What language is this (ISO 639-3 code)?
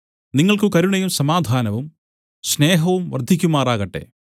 mal